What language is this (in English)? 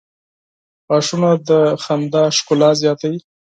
Pashto